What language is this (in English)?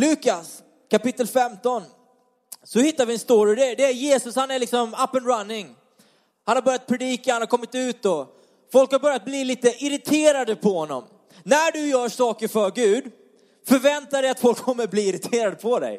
Swedish